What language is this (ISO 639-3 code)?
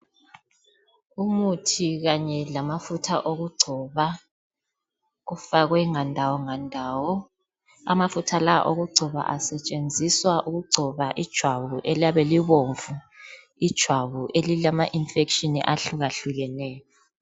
nde